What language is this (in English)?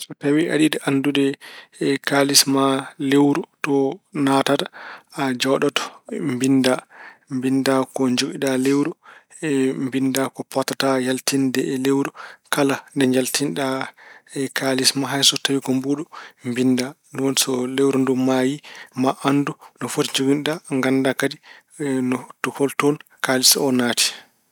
Fula